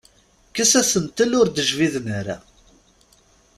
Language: Kabyle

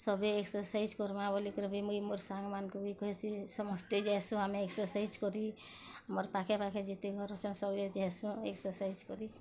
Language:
Odia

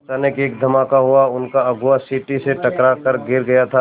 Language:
Hindi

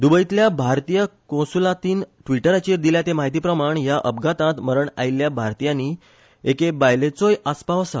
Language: Konkani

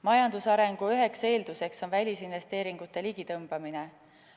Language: Estonian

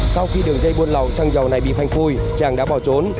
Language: Vietnamese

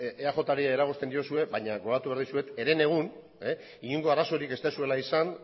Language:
Basque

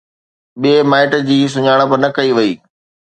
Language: Sindhi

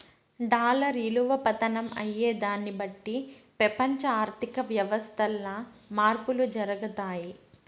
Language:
Telugu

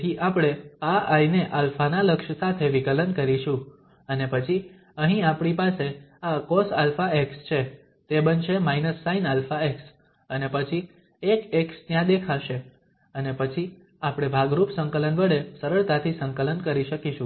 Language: Gujarati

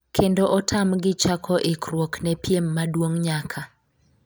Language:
Luo (Kenya and Tanzania)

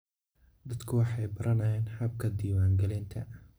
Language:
Somali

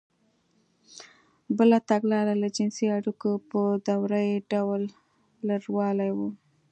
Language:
Pashto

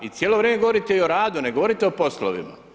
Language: Croatian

